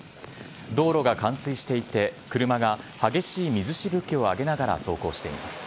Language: Japanese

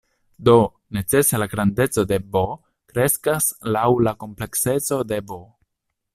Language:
Esperanto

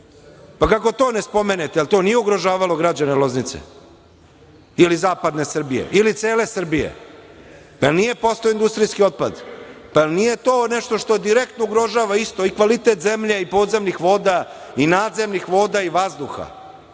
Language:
Serbian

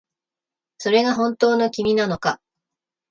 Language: Japanese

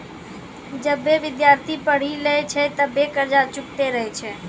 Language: Maithili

